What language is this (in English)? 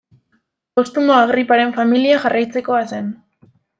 Basque